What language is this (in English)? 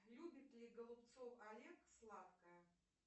Russian